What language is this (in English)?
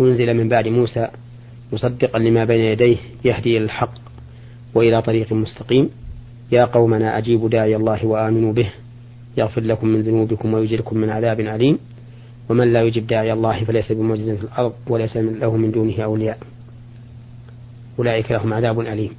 Arabic